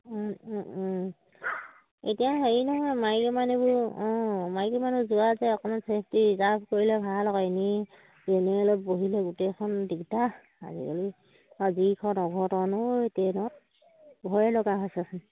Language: Assamese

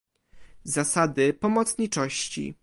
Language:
Polish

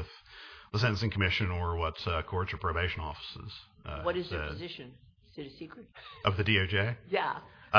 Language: English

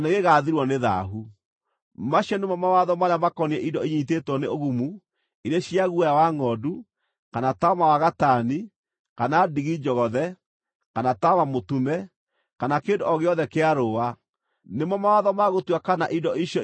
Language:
Kikuyu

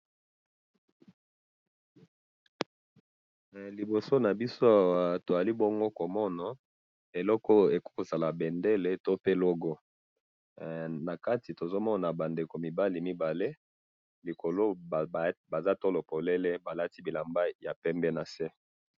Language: Lingala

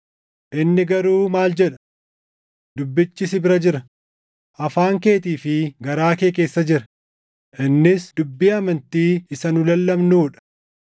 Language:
Oromo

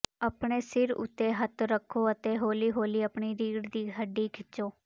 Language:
Punjabi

